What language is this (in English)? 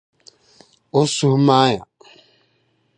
Dagbani